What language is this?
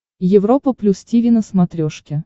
Russian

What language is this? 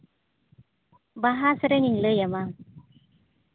Santali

